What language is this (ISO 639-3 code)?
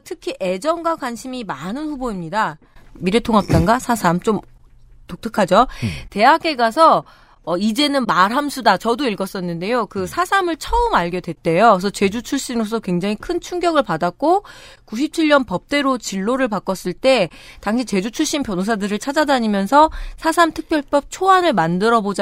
kor